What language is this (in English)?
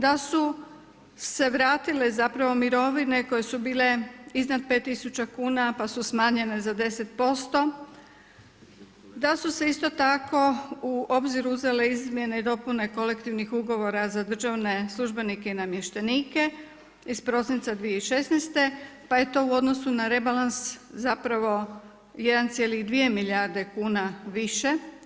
Croatian